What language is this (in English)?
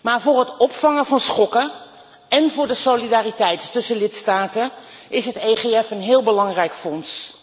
Dutch